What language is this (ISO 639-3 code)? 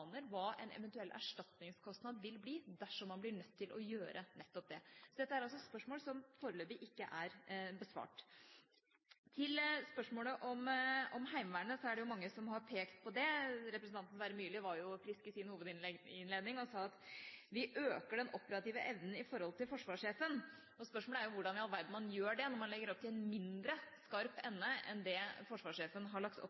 nob